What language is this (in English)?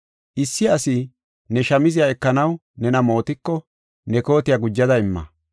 Gofa